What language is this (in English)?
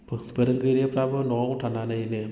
Bodo